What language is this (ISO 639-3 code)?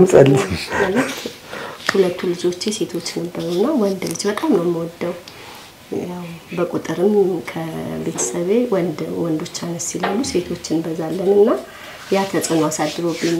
ara